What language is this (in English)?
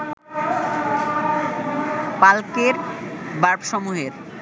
Bangla